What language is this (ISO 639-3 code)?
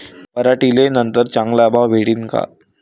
mar